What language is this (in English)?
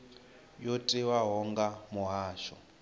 Venda